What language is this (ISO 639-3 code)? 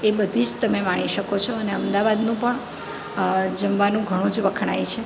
guj